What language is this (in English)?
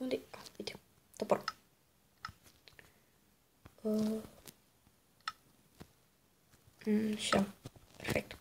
Romanian